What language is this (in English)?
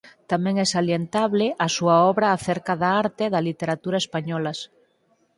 Galician